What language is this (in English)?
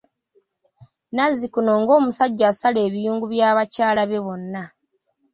Ganda